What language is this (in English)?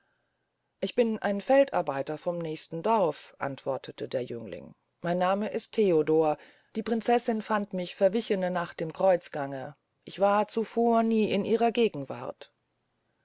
German